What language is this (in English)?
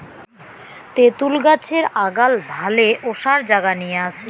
Bangla